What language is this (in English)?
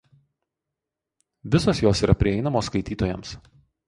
Lithuanian